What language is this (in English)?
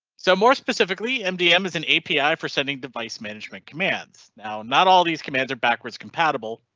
English